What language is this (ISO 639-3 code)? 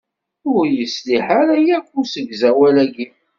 kab